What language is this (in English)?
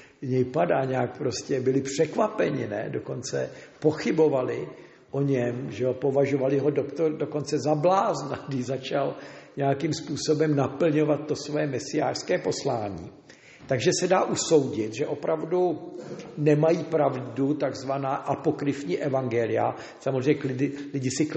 Czech